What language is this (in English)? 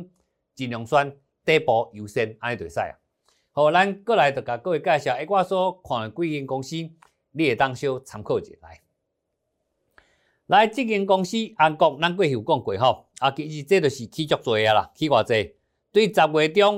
Chinese